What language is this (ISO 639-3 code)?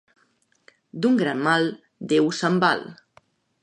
cat